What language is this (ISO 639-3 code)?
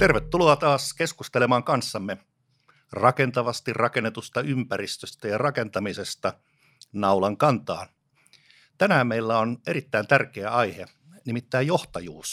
fin